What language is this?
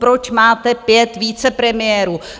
Czech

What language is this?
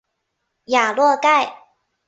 Chinese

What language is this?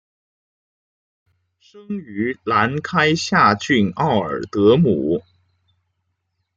Chinese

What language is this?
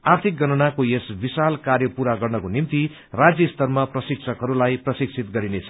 Nepali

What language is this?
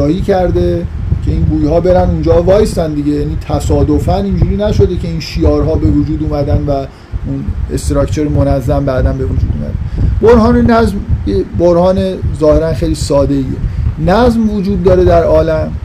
Persian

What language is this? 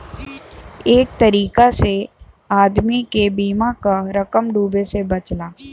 Bhojpuri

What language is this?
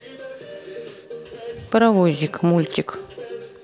Russian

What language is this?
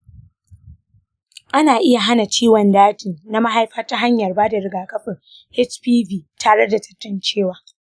Hausa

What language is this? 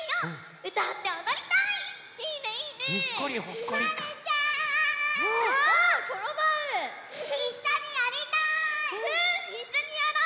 Japanese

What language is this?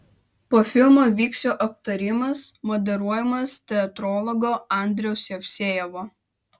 Lithuanian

